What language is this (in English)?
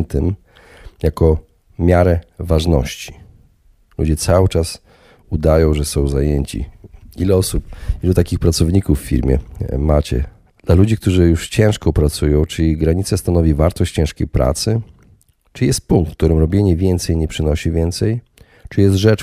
Polish